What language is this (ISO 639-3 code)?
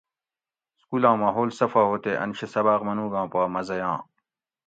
gwc